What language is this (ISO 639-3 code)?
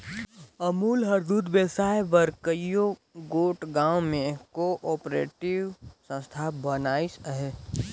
hne